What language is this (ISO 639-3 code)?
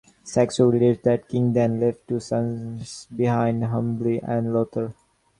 eng